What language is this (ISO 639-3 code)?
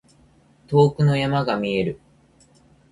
jpn